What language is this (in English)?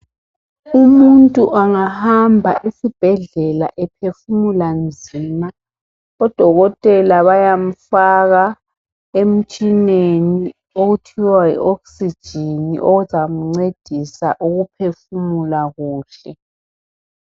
North Ndebele